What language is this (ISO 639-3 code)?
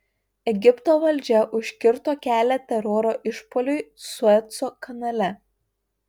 lit